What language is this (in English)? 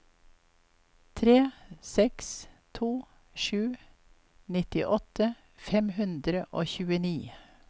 Norwegian